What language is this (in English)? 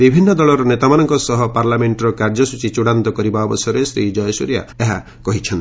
Odia